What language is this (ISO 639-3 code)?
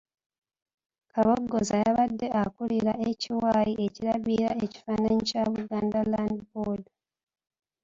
lug